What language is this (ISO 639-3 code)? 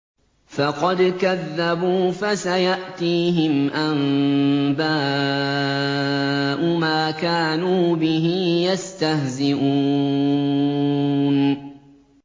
ara